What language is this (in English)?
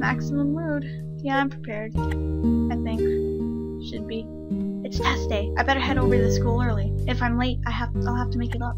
English